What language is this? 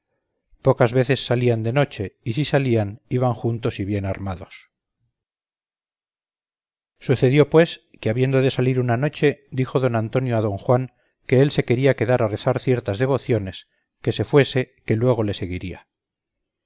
Spanish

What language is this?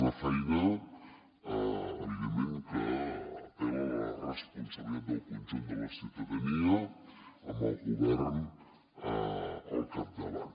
Catalan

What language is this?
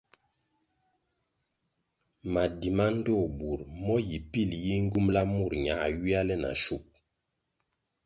Kwasio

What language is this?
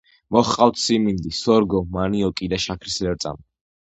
Georgian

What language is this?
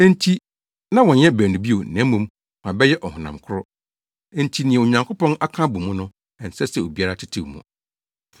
Akan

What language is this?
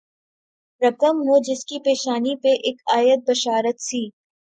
Urdu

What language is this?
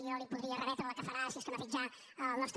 Catalan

